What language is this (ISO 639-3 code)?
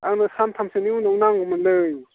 brx